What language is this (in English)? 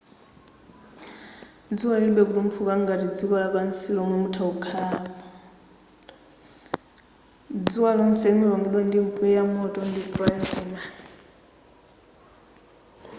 Nyanja